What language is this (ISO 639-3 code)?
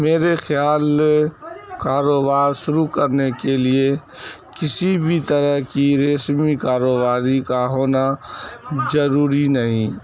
urd